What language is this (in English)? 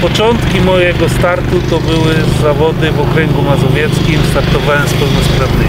Polish